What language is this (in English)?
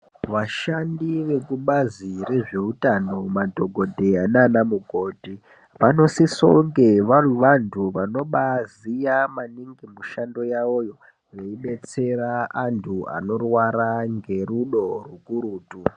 Ndau